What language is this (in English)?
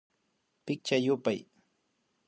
Imbabura Highland Quichua